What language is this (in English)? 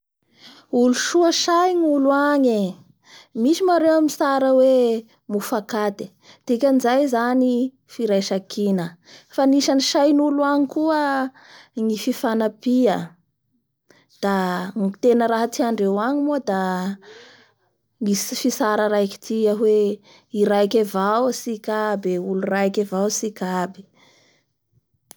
Bara Malagasy